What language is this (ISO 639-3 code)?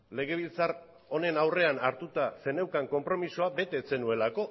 eus